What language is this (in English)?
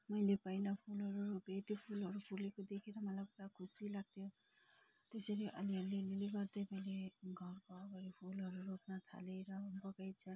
Nepali